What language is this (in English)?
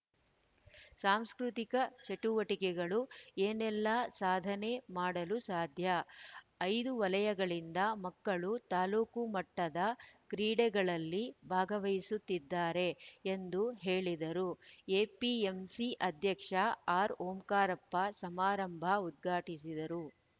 Kannada